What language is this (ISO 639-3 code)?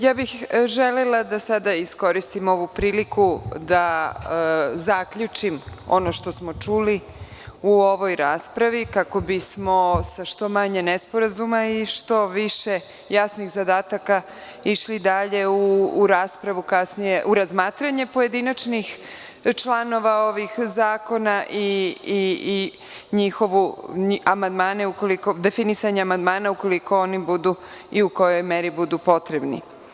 srp